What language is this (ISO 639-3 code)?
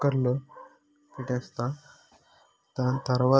tel